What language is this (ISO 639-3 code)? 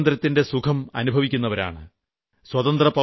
mal